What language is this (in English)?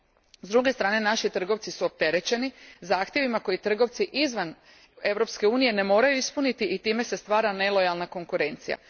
Croatian